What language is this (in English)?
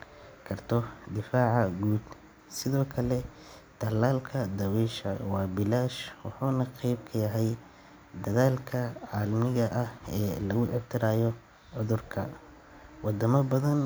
Somali